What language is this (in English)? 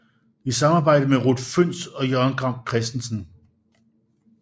Danish